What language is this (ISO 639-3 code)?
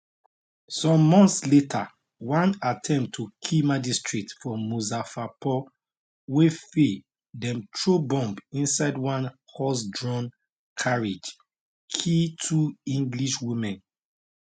pcm